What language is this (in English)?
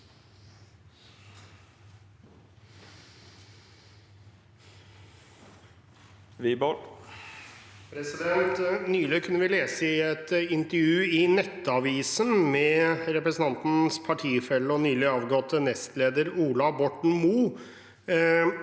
Norwegian